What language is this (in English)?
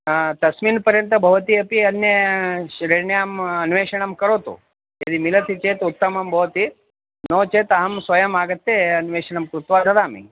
Sanskrit